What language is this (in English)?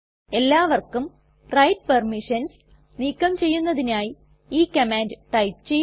Malayalam